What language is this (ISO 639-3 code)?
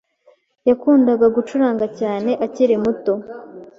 kin